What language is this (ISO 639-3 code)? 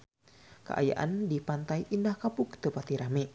sun